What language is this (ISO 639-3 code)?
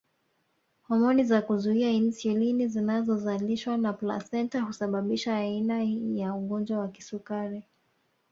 swa